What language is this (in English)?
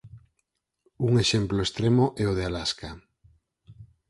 Galician